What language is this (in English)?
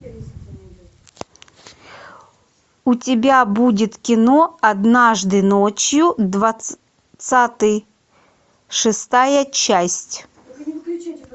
Russian